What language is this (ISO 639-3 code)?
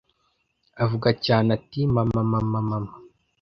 kin